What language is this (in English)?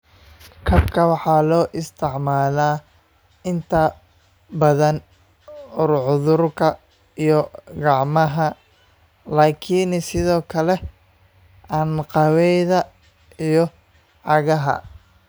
Somali